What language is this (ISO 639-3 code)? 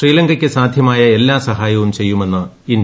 mal